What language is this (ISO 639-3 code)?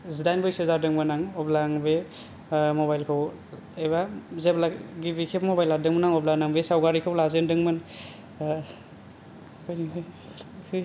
brx